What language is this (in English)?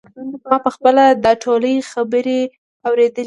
Pashto